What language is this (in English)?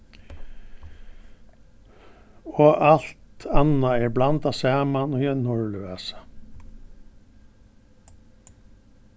Faroese